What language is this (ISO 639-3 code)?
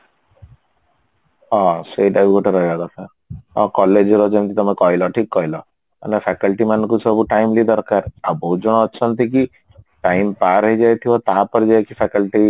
ori